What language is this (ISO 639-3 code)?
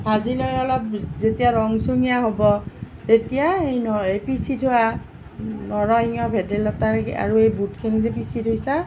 asm